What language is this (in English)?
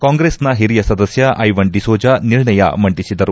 Kannada